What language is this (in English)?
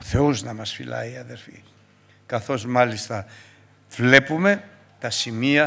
Greek